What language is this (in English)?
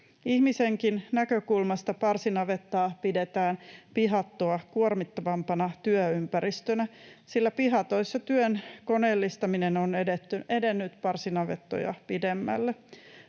Finnish